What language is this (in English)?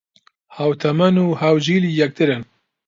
Central Kurdish